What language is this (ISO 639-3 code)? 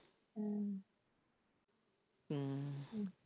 pan